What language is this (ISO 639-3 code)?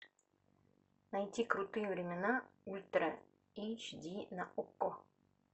rus